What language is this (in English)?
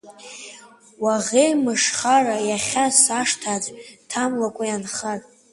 Abkhazian